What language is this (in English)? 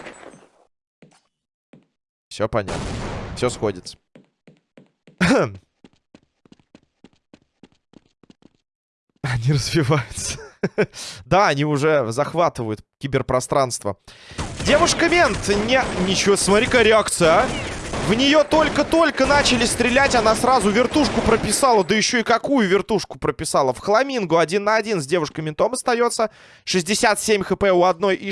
Russian